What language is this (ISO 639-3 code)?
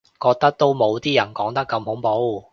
yue